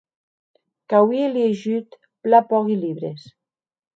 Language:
Occitan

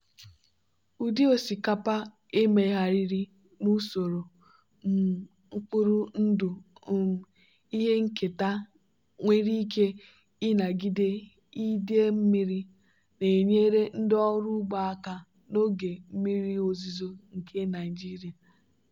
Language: Igbo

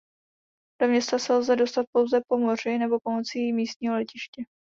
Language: Czech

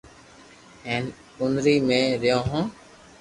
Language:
Loarki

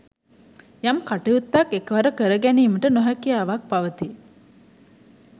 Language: Sinhala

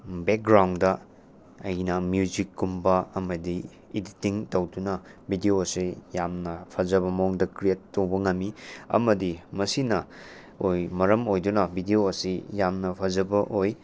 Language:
Manipuri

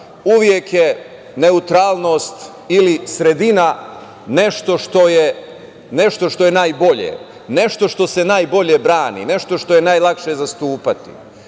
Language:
Serbian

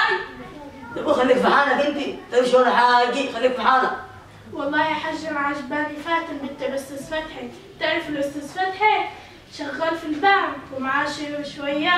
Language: Arabic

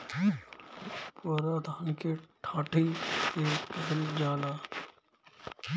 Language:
Bhojpuri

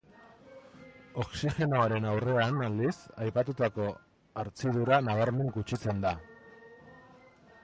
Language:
Basque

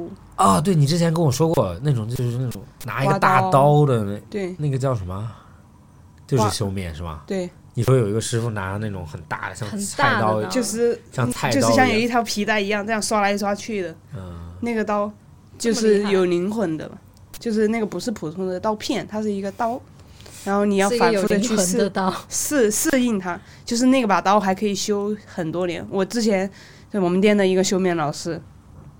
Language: Chinese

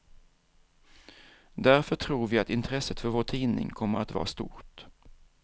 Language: Swedish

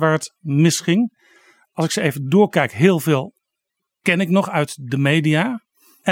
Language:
Dutch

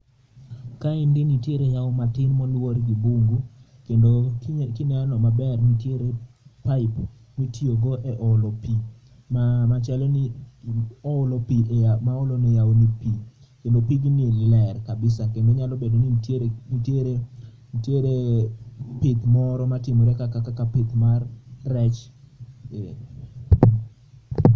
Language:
Luo (Kenya and Tanzania)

